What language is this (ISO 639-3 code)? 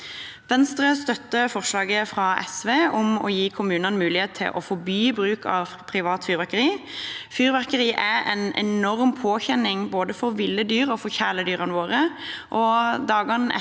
nor